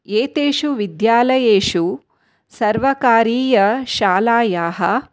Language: Sanskrit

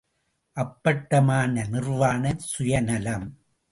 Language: Tamil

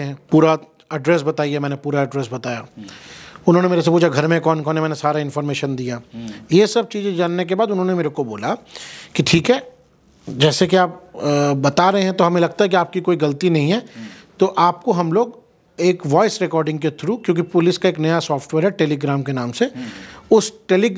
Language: Hindi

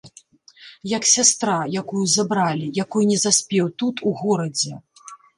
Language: Belarusian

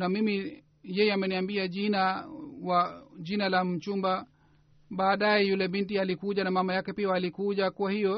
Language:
Swahili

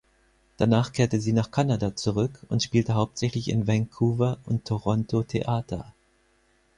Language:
German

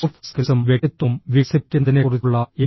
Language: Malayalam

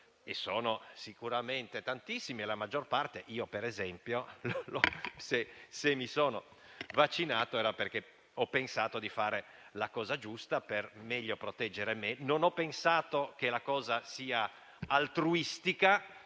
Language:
Italian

